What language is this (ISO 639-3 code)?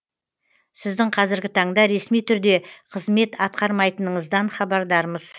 kaz